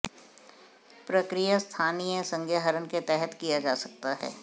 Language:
Hindi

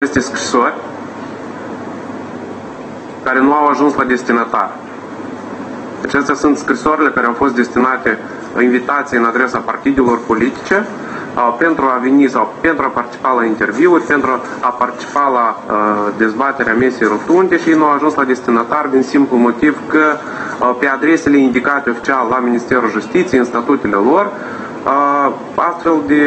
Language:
Romanian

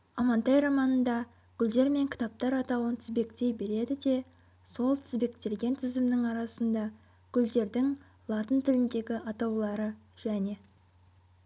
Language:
Kazakh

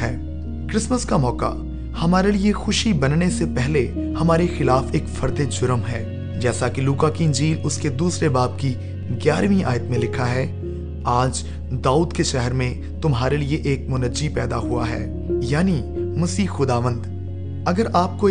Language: Urdu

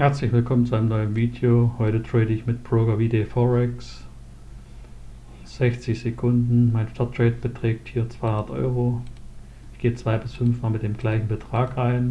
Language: German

